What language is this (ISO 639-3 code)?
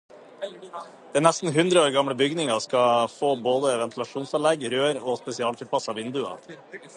nob